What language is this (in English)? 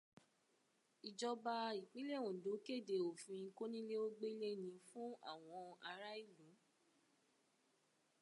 Yoruba